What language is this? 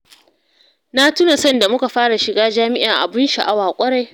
Hausa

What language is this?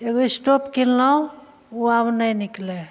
Maithili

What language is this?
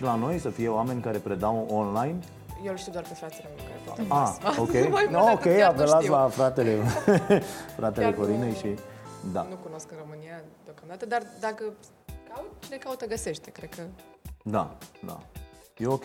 Romanian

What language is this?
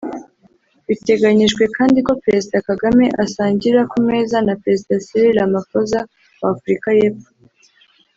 Kinyarwanda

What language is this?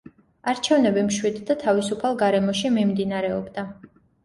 Georgian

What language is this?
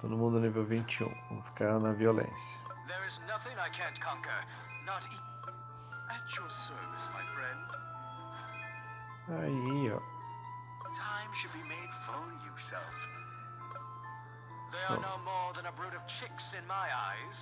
Portuguese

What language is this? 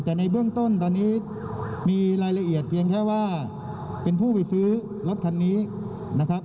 Thai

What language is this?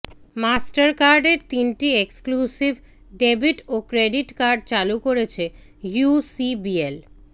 Bangla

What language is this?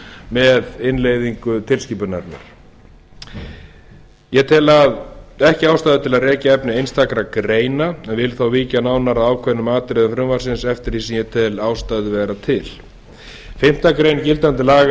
Icelandic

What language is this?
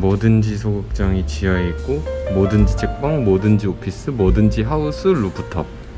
Korean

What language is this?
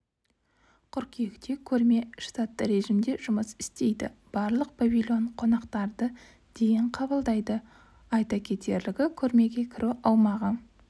Kazakh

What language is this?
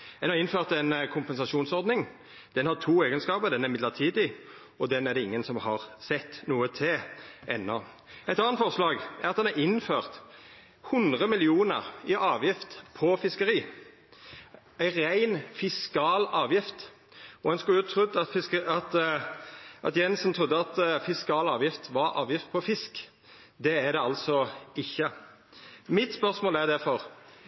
Norwegian Nynorsk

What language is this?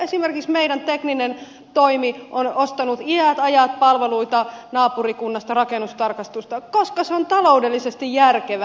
Finnish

